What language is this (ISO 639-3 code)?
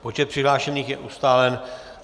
ces